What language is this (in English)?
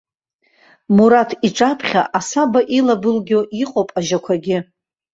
Abkhazian